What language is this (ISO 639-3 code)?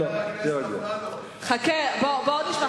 heb